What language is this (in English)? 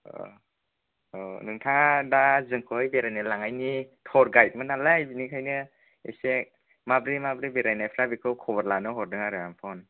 Bodo